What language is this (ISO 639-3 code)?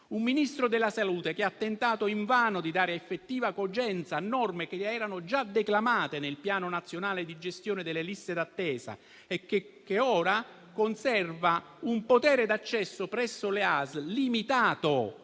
ita